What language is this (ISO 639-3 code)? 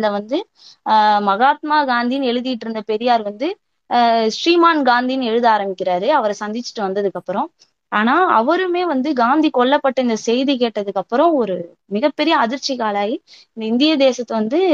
tam